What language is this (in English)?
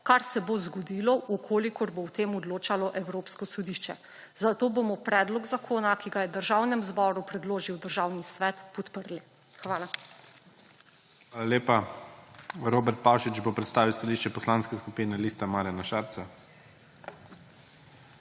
Slovenian